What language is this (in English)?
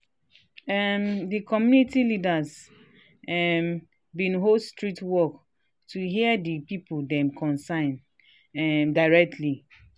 Nigerian Pidgin